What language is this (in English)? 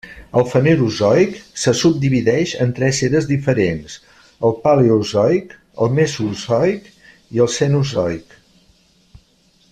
Catalan